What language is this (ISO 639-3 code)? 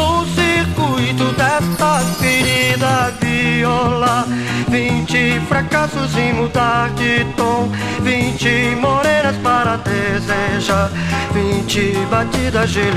ron